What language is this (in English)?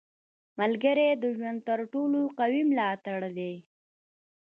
Pashto